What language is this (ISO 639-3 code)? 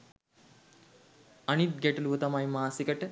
sin